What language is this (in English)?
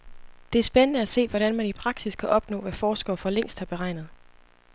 Danish